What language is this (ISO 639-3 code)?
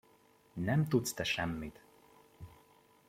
hun